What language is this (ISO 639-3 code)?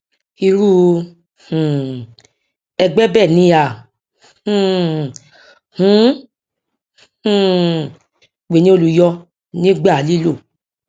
yor